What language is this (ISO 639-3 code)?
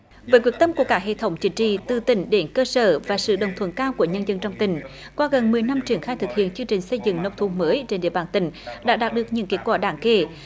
vie